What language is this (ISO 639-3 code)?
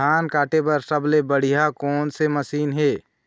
hne